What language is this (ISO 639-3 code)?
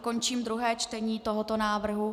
ces